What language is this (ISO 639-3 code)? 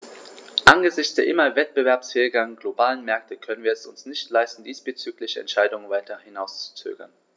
deu